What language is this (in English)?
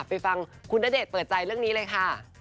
Thai